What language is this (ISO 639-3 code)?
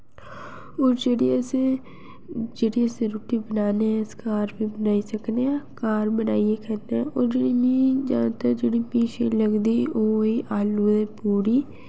doi